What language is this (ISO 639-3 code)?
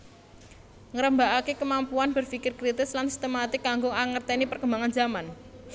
jav